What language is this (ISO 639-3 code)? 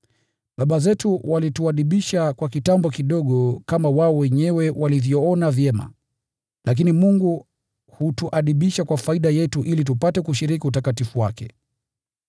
swa